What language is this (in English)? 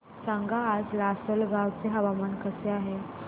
Marathi